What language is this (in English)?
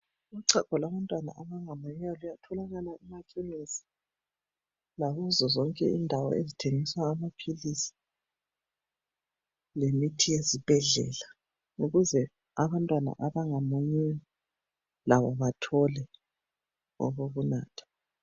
North Ndebele